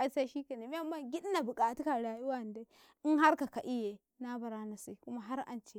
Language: Karekare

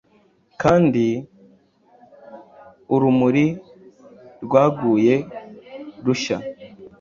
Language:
Kinyarwanda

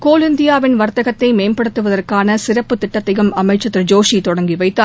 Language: Tamil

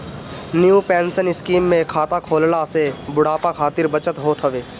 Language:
Bhojpuri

